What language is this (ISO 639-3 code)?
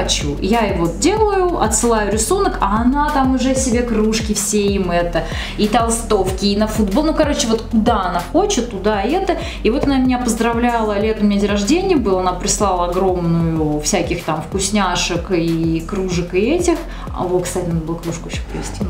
rus